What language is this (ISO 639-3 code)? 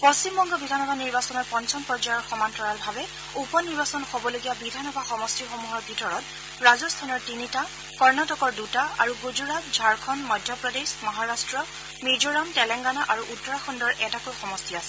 asm